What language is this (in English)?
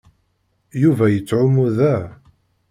Kabyle